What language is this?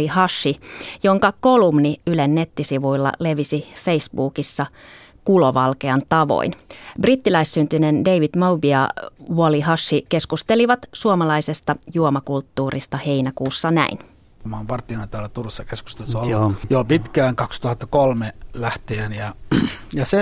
Finnish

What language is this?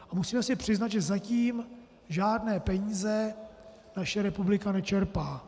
Czech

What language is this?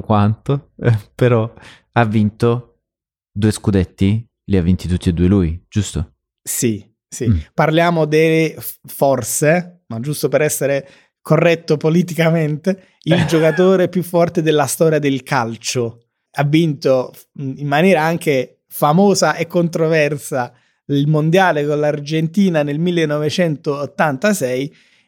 Italian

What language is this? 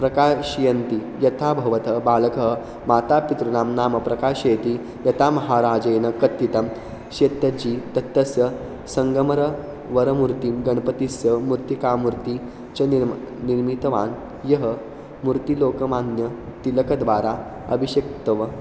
Sanskrit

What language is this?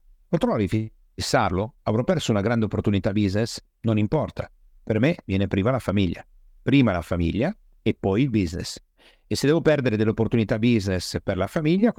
Italian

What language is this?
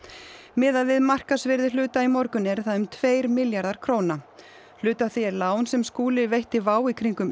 Icelandic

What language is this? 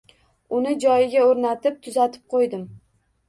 Uzbek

